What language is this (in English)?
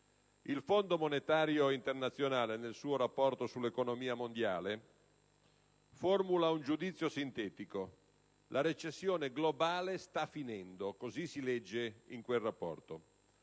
Italian